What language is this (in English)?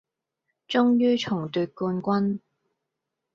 Cantonese